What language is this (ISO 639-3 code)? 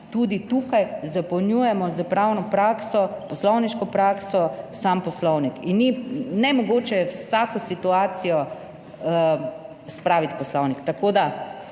slv